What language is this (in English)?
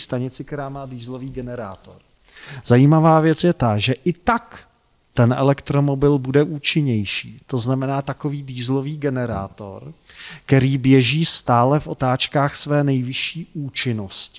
Czech